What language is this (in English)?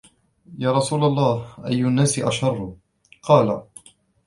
Arabic